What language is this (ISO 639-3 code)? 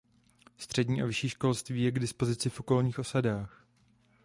ces